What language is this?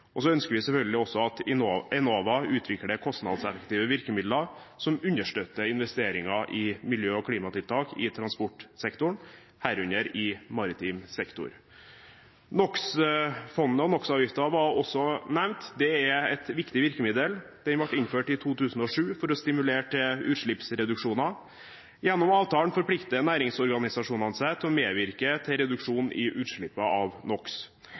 Norwegian Bokmål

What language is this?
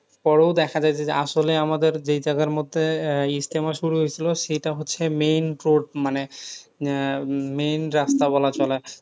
Bangla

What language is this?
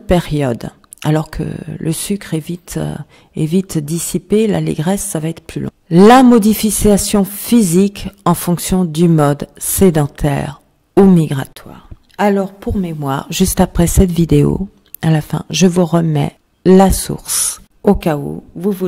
French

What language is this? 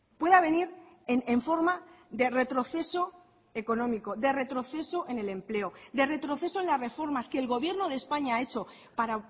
Spanish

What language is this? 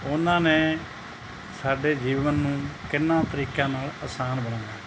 Punjabi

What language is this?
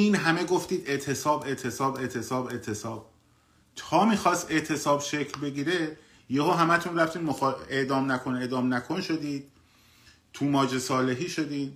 Persian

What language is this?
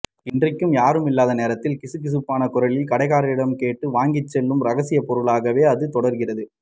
Tamil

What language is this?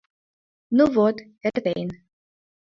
Mari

